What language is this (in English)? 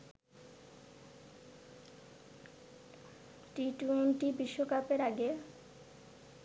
Bangla